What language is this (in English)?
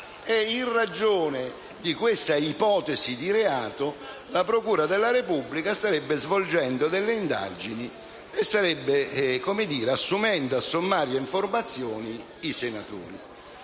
Italian